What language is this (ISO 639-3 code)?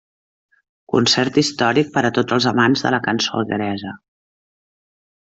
cat